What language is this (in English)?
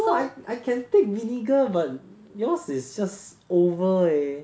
English